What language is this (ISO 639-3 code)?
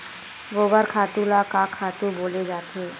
hne